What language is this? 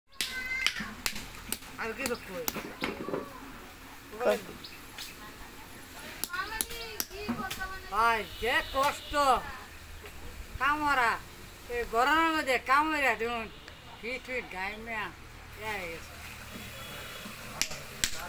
Arabic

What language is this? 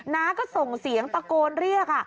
Thai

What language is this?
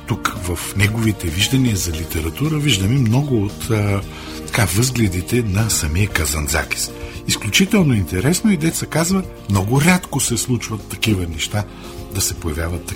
Bulgarian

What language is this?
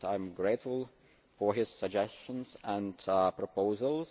English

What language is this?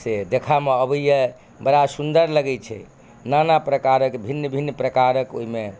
Maithili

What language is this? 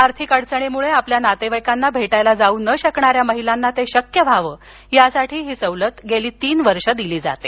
Marathi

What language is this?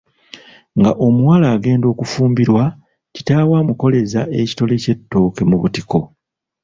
Ganda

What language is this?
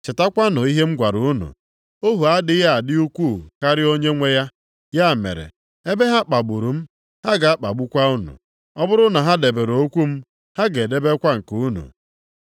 Igbo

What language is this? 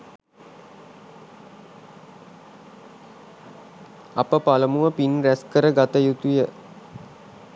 Sinhala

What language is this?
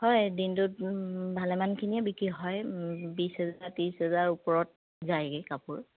Assamese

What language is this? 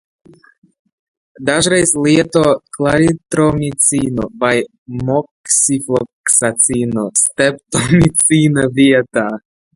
Latvian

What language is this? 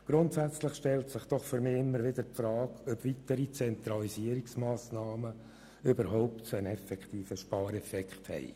Swiss German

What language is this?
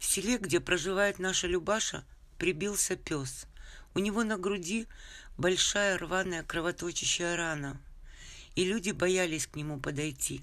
Russian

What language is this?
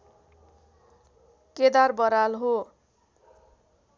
Nepali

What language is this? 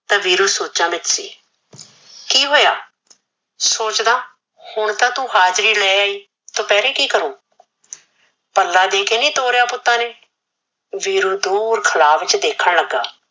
Punjabi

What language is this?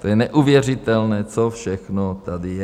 Czech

